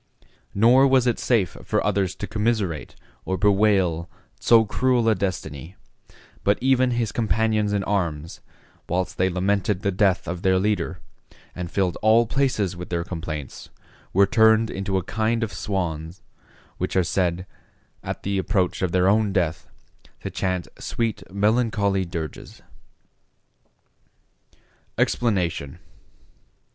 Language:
English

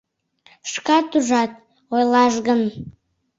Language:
Mari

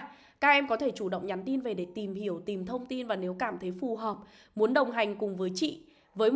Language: Vietnamese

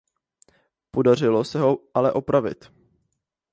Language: Czech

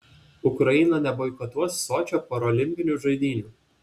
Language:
Lithuanian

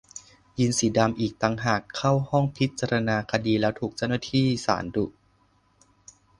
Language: Thai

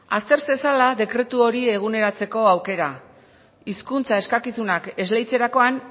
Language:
Basque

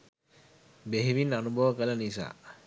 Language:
Sinhala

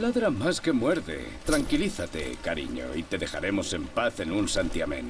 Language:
Spanish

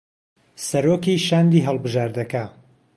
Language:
Central Kurdish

